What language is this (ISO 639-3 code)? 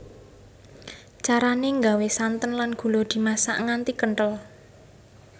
jav